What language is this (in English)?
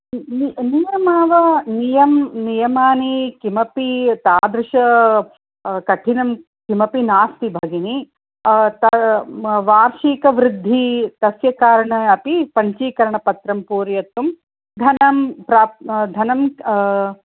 Sanskrit